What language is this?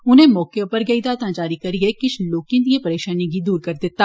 Dogri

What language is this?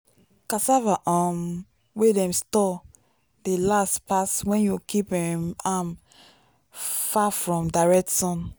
Nigerian Pidgin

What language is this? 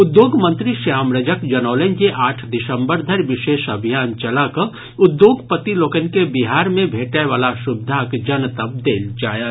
Maithili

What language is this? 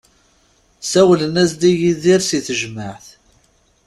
Kabyle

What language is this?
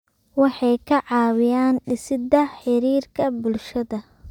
Somali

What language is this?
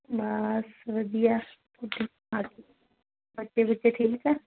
Punjabi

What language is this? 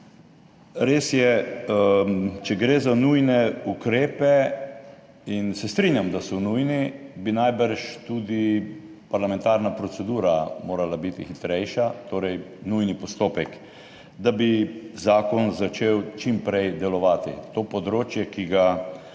Slovenian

